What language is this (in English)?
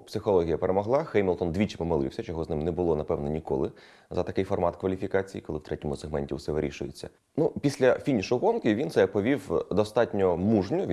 Ukrainian